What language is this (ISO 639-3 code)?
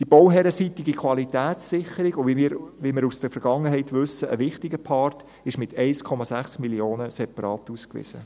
gsw